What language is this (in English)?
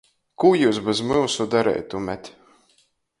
Latgalian